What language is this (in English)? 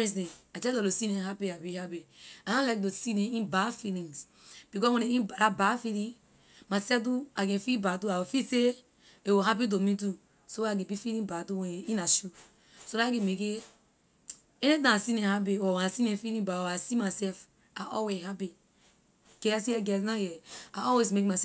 Liberian English